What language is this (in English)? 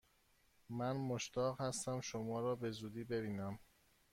Persian